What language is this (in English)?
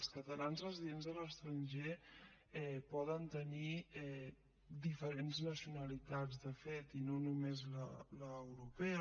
Catalan